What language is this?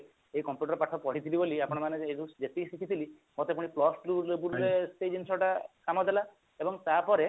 Odia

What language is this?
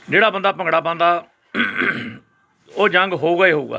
Punjabi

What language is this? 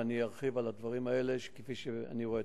Hebrew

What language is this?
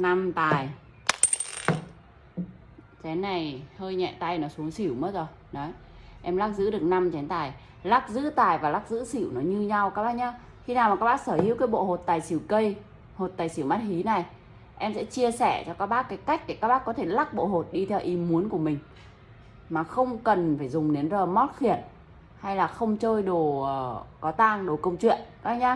Vietnamese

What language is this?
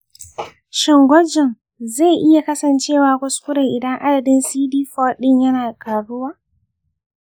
Hausa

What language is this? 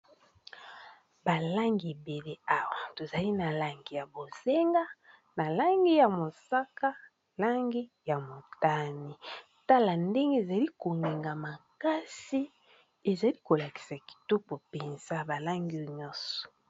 Lingala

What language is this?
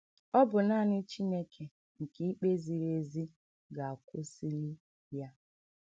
Igbo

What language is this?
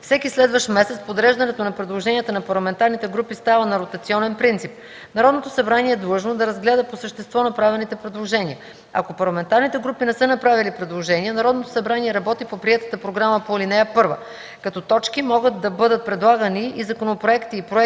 Bulgarian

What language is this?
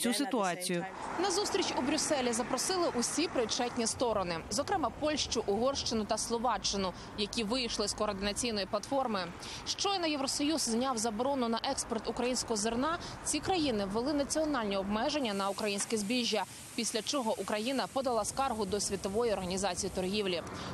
Ukrainian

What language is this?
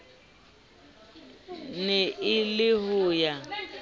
Southern Sotho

